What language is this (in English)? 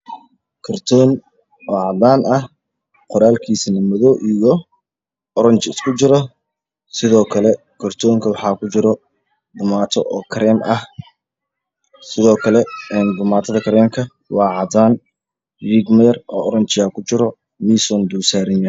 Somali